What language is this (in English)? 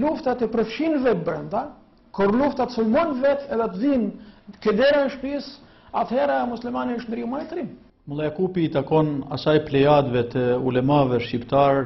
Arabic